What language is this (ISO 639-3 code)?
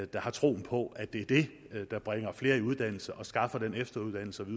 dan